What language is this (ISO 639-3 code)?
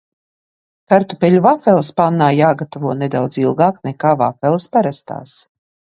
lav